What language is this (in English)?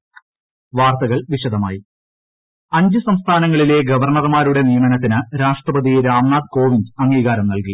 Malayalam